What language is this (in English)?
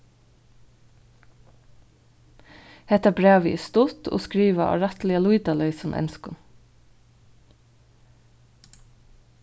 Faroese